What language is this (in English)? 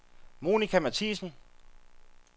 Danish